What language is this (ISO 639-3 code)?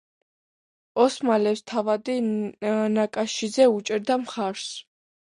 kat